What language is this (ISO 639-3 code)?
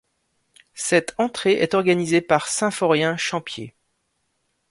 fra